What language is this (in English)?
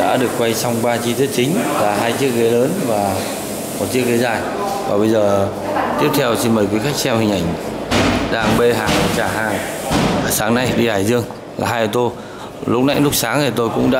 Vietnamese